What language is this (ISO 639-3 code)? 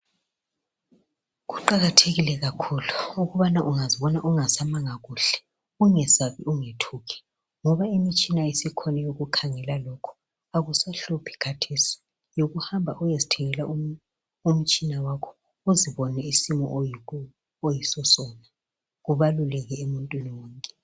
nde